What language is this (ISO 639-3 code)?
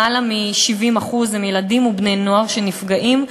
heb